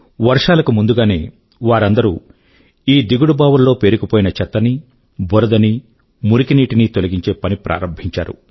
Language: Telugu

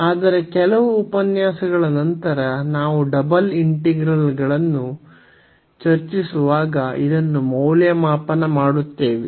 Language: Kannada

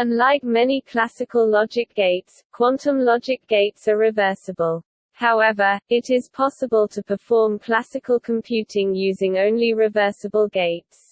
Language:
English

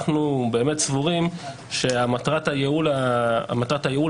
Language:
Hebrew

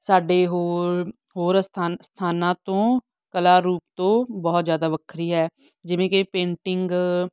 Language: Punjabi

